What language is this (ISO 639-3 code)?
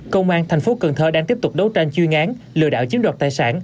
vie